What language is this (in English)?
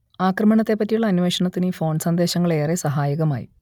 Malayalam